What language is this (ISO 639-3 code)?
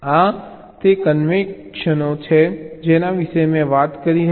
guj